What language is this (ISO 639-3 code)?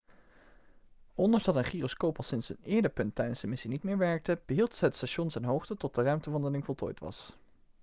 nld